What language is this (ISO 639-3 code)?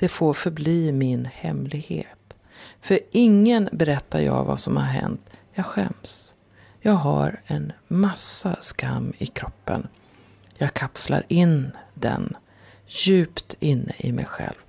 swe